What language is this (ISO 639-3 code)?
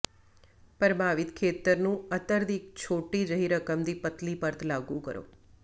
pan